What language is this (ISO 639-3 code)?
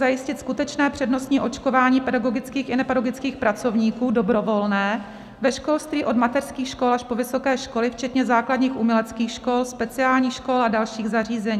ces